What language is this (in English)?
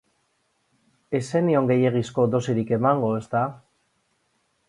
Basque